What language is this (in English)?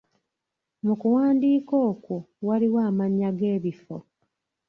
Ganda